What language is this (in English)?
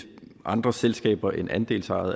Danish